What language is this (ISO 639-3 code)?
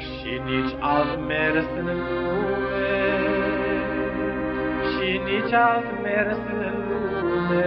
spa